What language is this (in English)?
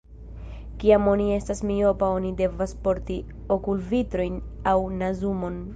Esperanto